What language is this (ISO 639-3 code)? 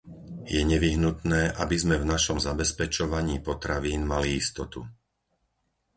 slk